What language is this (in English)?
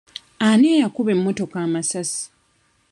Ganda